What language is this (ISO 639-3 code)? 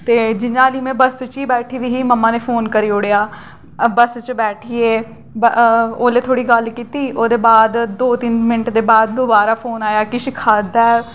doi